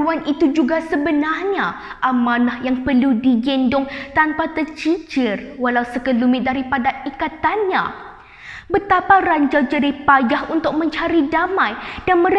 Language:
Malay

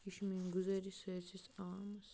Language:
Kashmiri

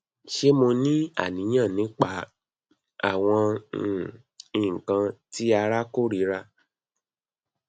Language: Yoruba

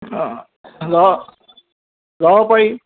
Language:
Assamese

